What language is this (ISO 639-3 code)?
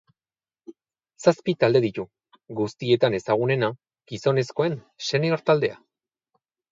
eus